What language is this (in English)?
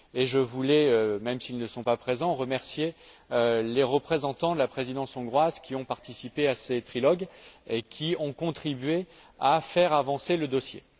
French